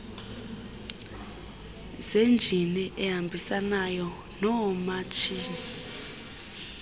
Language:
Xhosa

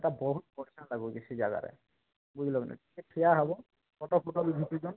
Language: Odia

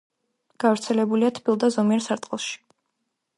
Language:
Georgian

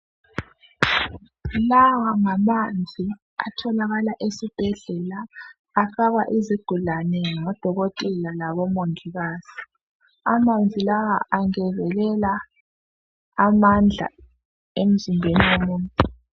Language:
North Ndebele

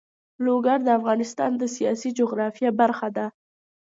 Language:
Pashto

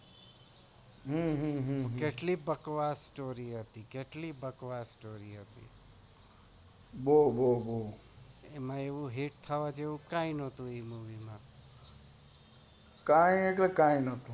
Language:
Gujarati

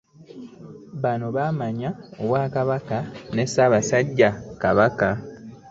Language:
Ganda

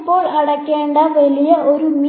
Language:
Malayalam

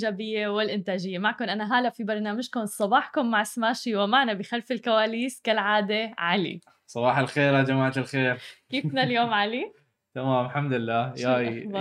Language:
Arabic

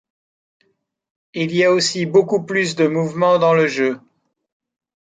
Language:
French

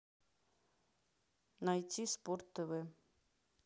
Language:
Russian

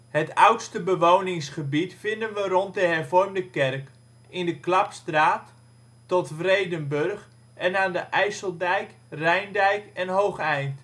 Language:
Dutch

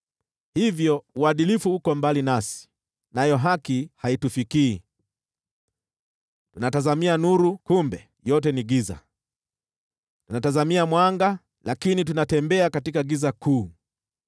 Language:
Swahili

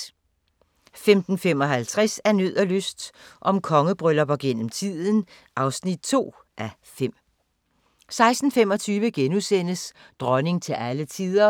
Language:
Danish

